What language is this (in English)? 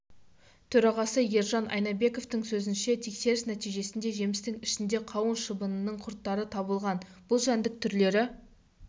Kazakh